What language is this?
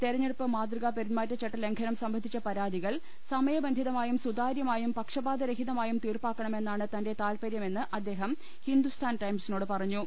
Malayalam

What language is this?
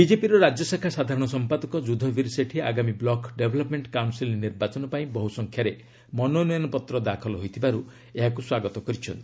Odia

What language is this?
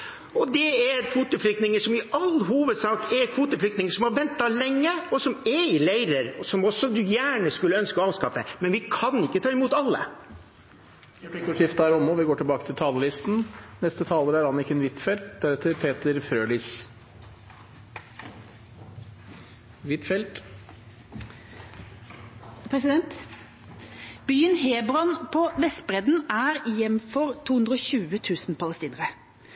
Norwegian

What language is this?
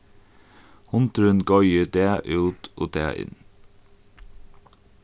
Faroese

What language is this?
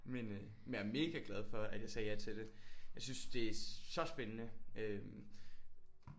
Danish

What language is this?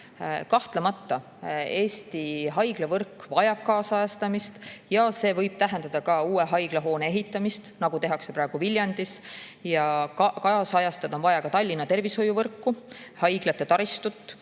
Estonian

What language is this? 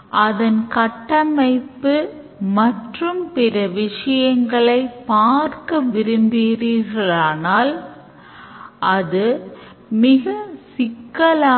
Tamil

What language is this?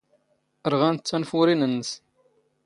Standard Moroccan Tamazight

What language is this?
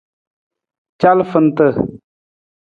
Nawdm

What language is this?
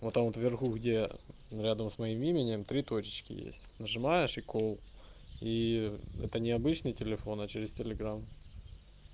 Russian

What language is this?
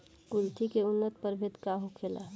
Bhojpuri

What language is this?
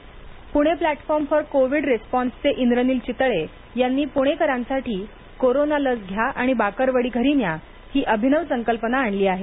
Marathi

